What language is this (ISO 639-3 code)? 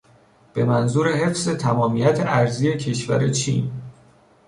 fas